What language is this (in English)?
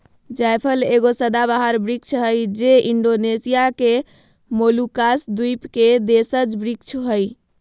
Magahi